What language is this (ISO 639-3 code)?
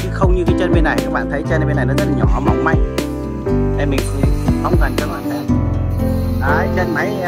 vie